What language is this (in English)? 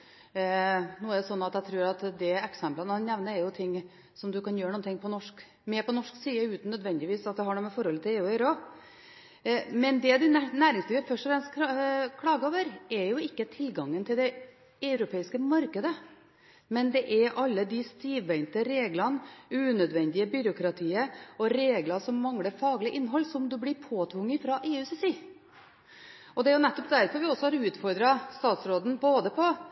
Norwegian Bokmål